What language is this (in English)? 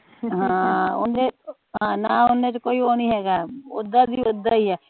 Punjabi